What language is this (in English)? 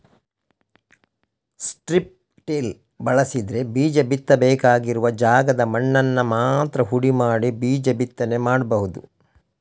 Kannada